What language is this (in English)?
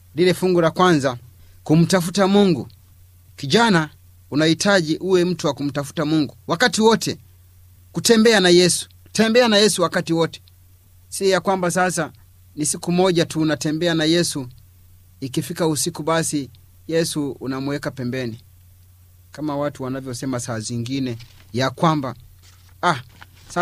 Swahili